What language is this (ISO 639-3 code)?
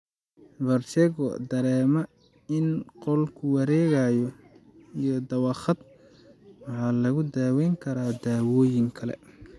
som